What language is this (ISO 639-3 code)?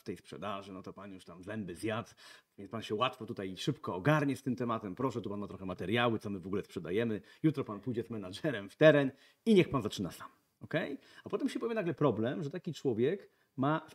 pol